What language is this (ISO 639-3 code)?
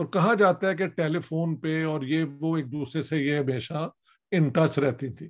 urd